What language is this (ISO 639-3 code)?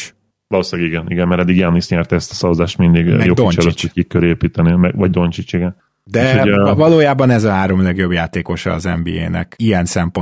hun